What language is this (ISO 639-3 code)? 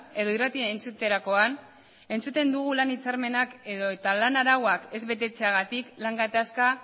eus